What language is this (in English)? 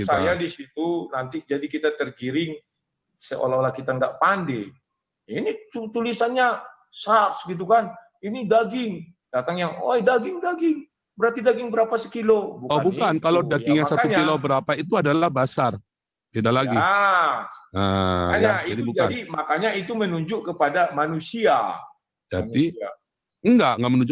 Indonesian